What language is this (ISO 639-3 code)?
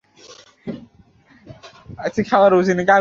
ben